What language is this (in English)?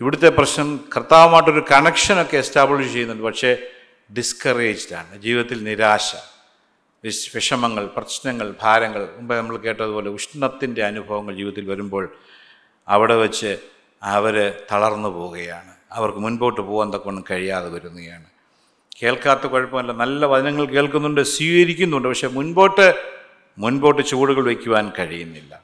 Malayalam